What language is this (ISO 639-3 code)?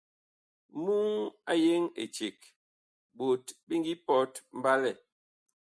bkh